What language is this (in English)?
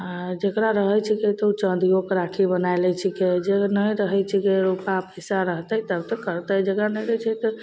Maithili